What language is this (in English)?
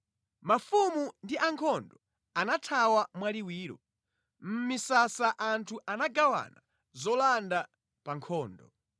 Nyanja